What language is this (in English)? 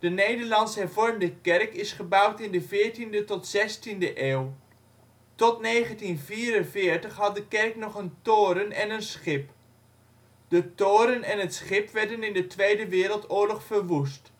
Dutch